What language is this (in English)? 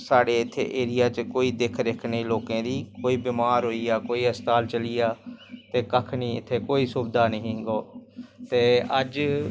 Dogri